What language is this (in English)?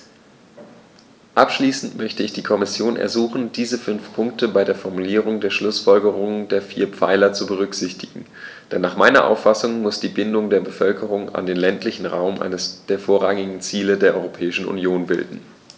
German